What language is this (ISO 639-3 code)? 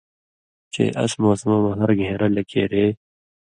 mvy